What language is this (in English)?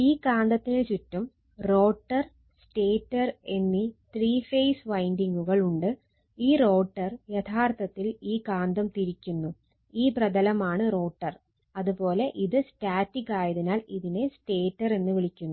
Malayalam